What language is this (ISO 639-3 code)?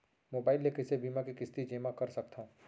hne